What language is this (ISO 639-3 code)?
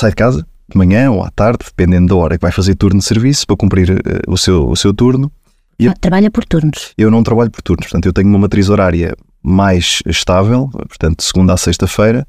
por